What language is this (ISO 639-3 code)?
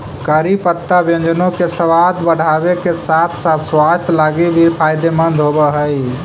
mag